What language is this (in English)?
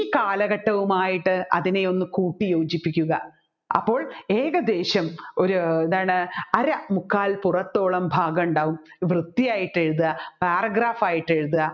Malayalam